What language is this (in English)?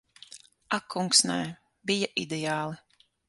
Latvian